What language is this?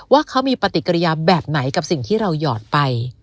Thai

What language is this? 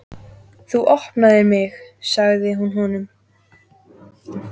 Icelandic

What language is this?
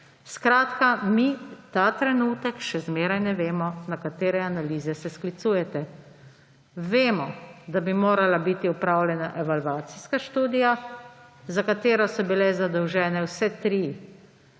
Slovenian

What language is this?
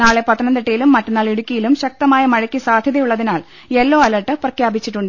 Malayalam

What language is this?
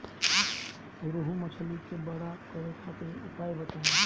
Bhojpuri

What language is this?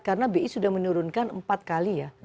Indonesian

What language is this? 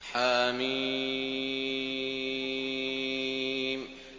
Arabic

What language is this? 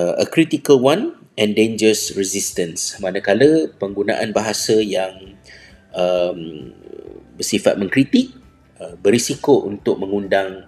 Malay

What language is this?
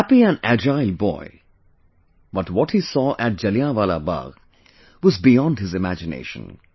English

